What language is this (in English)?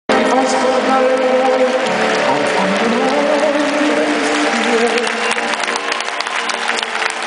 Greek